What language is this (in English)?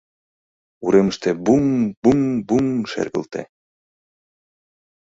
Mari